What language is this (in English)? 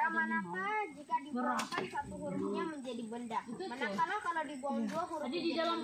Indonesian